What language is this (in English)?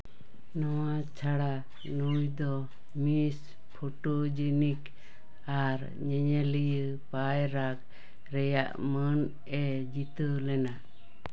Santali